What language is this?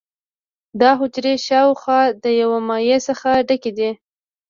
Pashto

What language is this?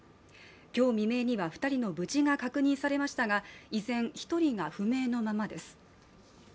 Japanese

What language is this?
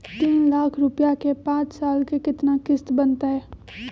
Magahi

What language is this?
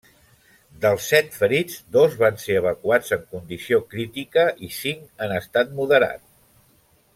Catalan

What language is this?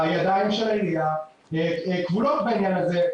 Hebrew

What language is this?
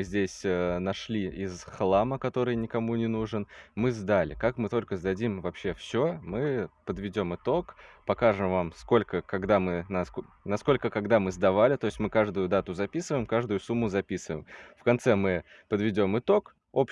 Russian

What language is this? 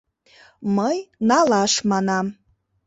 Mari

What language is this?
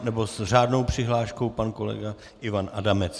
Czech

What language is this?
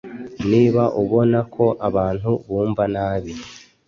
Kinyarwanda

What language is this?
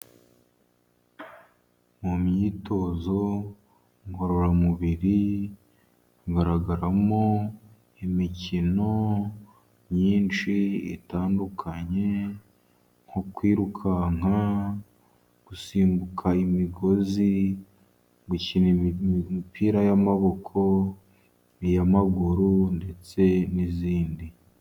Kinyarwanda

